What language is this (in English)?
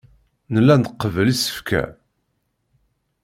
Kabyle